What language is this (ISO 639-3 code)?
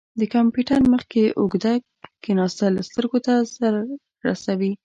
pus